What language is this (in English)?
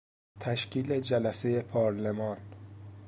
Persian